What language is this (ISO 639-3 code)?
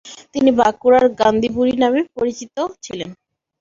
ben